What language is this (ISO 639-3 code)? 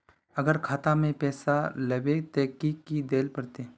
mag